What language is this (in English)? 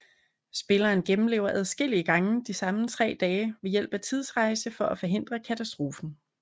Danish